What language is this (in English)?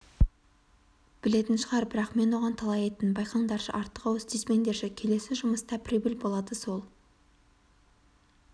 Kazakh